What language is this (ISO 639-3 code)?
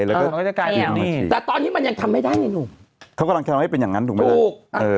tha